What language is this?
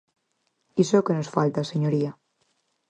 Galician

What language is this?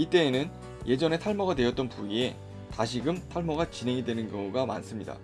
Korean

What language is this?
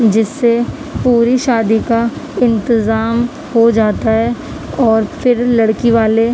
Urdu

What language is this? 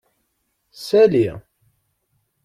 Kabyle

